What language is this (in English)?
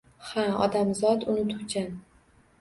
Uzbek